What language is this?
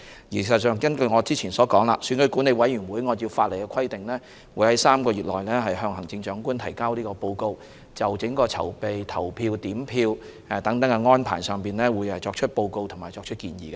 Cantonese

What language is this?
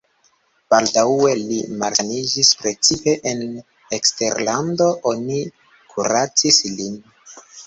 Esperanto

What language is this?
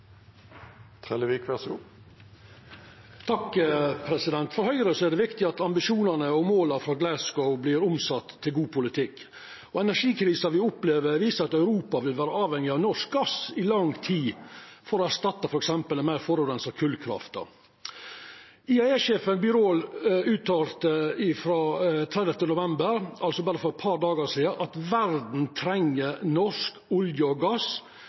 Norwegian Nynorsk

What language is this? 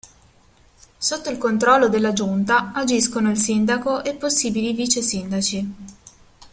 Italian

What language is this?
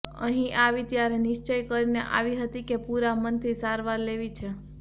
Gujarati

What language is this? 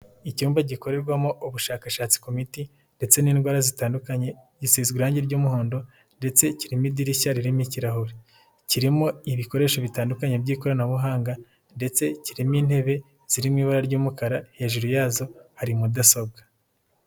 Kinyarwanda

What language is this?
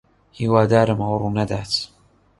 Central Kurdish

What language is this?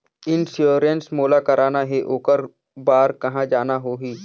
Chhattisgarhi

